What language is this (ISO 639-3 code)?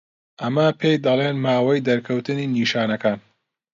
ckb